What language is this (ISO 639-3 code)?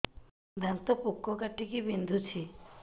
ori